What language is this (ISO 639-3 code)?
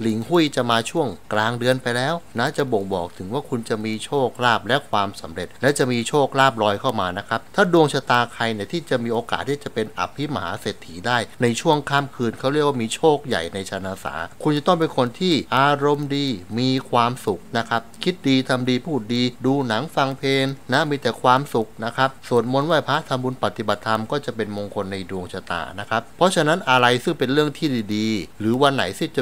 tha